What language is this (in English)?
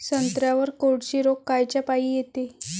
Marathi